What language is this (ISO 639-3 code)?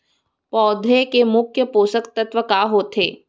hne